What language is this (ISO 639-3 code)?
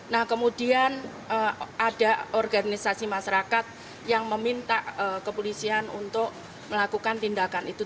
ind